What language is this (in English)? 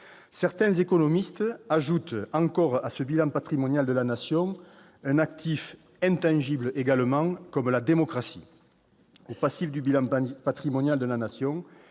French